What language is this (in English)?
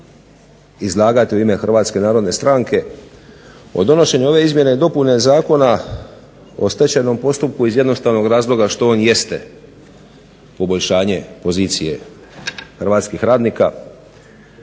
Croatian